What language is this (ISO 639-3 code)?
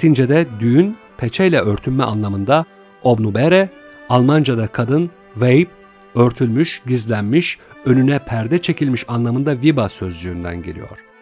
tur